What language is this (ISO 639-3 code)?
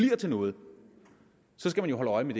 dan